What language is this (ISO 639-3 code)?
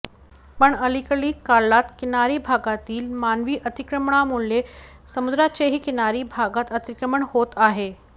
mar